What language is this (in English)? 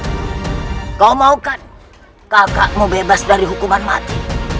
Indonesian